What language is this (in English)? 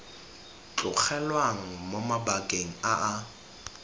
Tswana